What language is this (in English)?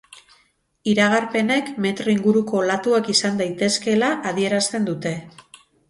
Basque